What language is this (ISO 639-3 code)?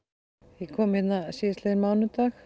isl